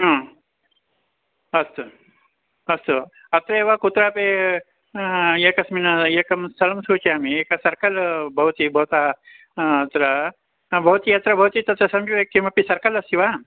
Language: Sanskrit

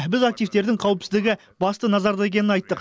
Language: Kazakh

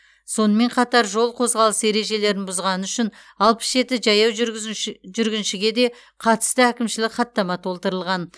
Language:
Kazakh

